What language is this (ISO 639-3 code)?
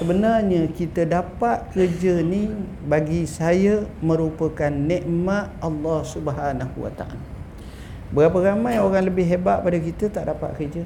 msa